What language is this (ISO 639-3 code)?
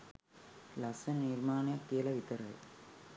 sin